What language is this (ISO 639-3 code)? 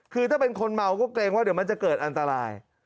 tha